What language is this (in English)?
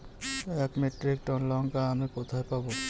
Bangla